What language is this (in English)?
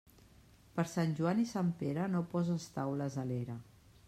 Catalan